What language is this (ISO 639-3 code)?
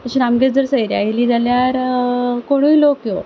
kok